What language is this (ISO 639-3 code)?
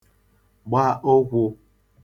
ibo